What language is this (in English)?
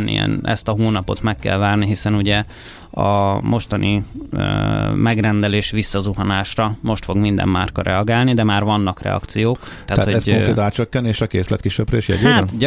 Hungarian